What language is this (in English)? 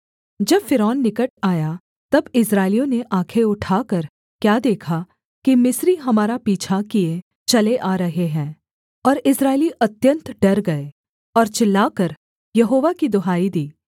Hindi